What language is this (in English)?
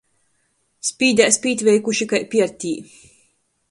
Latgalian